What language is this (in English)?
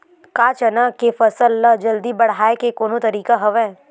Chhattisgarhi